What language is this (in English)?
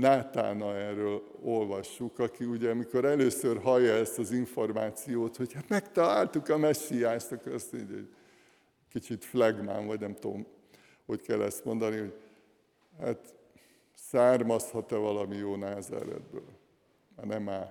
Hungarian